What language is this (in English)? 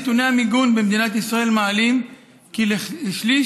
Hebrew